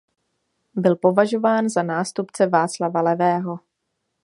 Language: Czech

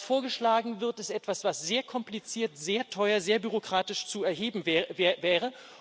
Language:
German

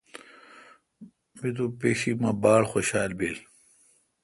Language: Kalkoti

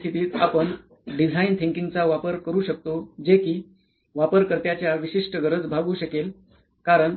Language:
Marathi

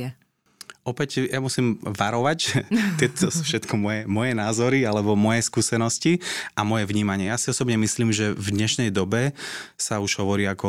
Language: Slovak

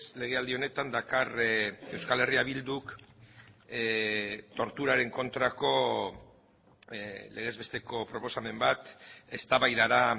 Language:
Basque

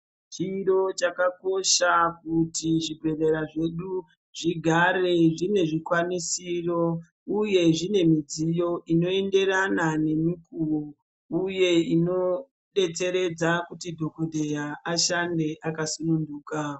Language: Ndau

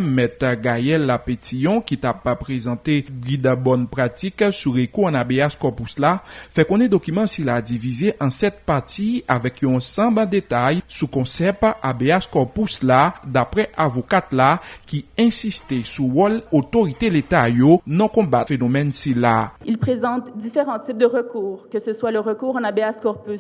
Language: French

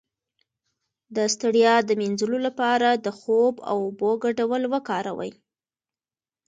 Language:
Pashto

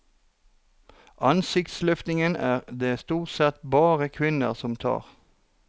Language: Norwegian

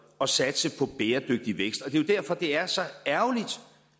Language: Danish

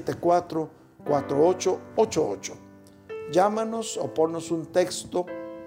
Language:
Spanish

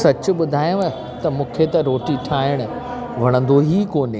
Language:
Sindhi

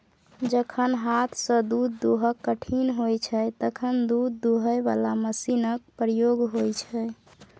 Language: Maithili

